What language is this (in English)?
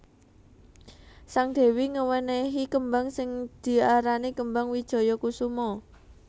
Javanese